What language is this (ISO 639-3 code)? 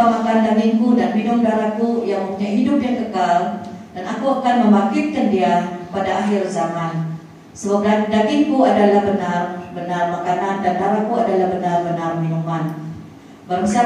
msa